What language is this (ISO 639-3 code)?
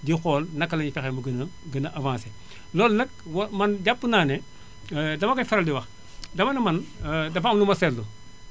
wol